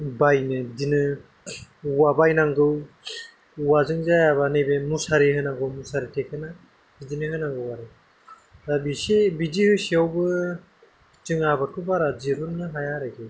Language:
Bodo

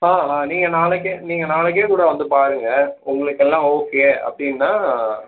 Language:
Tamil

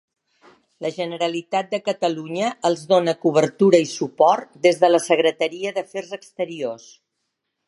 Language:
Catalan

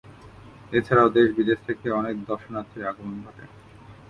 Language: Bangla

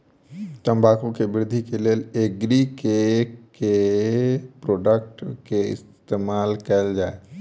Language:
Maithili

